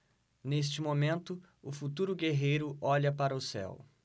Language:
Portuguese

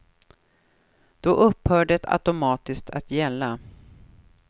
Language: Swedish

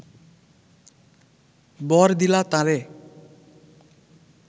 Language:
Bangla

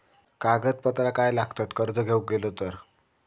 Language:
Marathi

